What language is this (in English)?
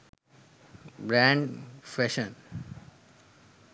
Sinhala